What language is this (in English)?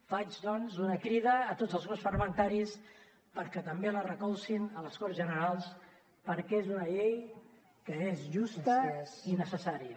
Catalan